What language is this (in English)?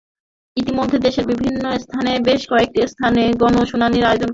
Bangla